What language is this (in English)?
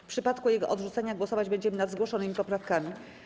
Polish